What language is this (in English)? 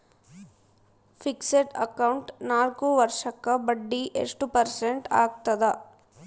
Kannada